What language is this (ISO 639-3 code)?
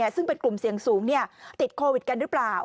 tha